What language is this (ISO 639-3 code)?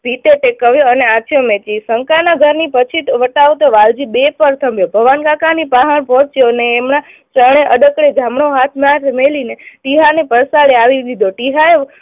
guj